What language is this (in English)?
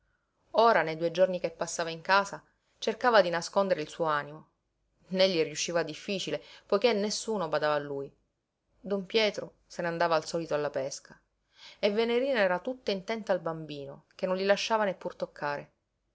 Italian